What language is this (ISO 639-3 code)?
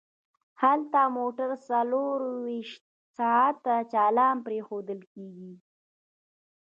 pus